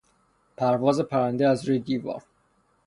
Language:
Persian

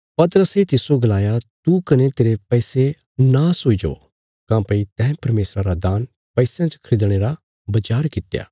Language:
Bilaspuri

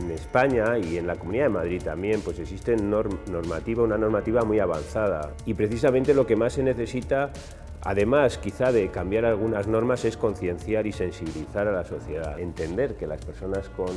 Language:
Spanish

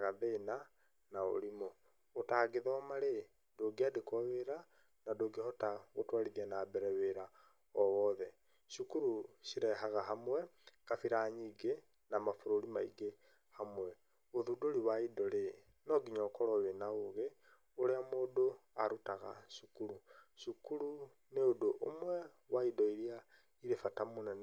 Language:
Kikuyu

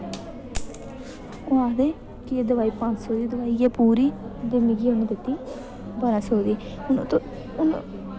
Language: Dogri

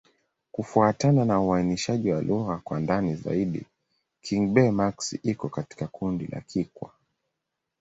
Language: Swahili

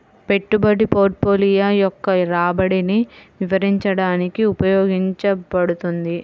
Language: Telugu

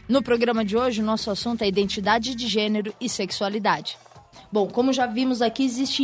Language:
Portuguese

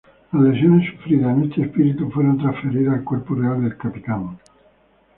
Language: Spanish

